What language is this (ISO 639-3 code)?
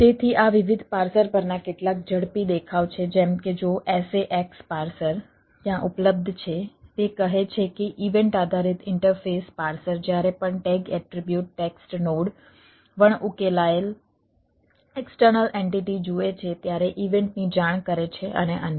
guj